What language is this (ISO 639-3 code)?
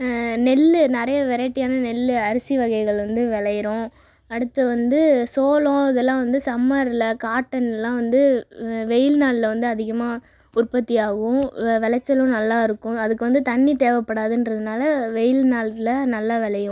tam